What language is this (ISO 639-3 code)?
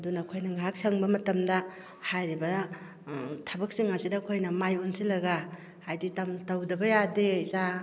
mni